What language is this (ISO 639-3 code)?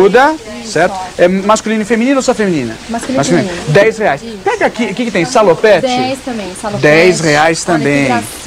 por